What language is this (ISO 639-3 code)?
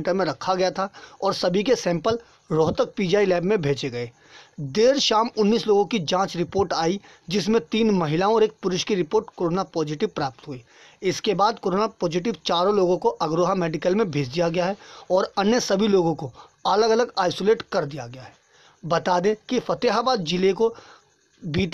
hin